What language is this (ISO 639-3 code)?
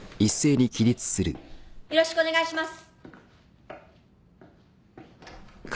jpn